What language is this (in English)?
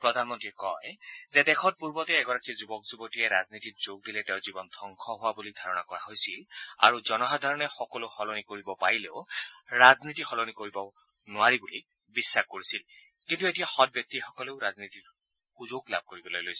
Assamese